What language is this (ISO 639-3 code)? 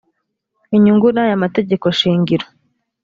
kin